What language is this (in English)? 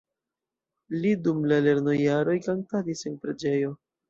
Esperanto